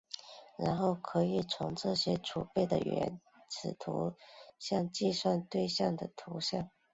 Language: Chinese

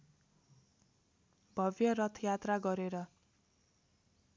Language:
Nepali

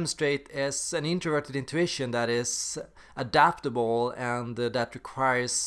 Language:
English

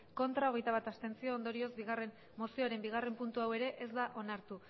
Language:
Basque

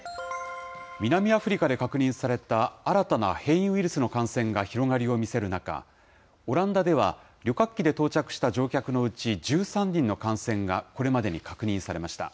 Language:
Japanese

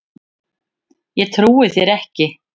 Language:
Icelandic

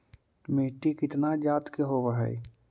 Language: Magahi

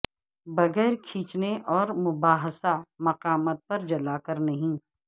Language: Urdu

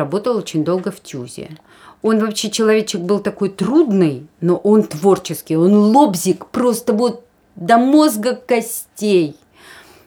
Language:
Russian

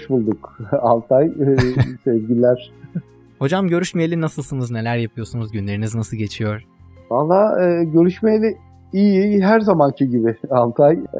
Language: Turkish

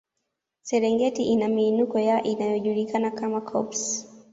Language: Swahili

